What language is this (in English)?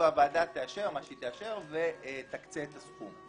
Hebrew